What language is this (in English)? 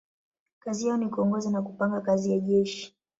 Swahili